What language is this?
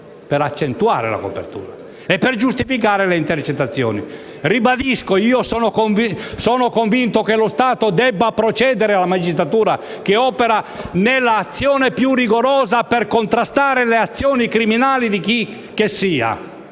Italian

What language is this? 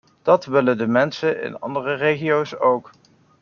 Dutch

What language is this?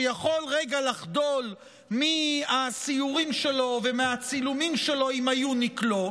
Hebrew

